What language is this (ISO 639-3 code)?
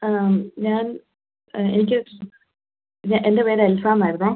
mal